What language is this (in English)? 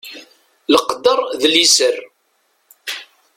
Kabyle